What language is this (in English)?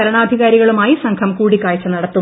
Malayalam